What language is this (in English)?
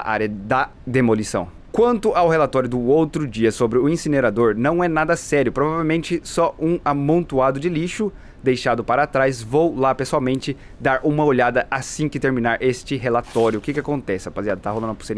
Portuguese